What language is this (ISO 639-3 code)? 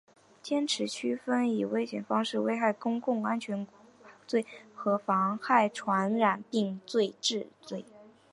zho